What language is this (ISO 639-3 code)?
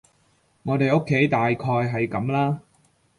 yue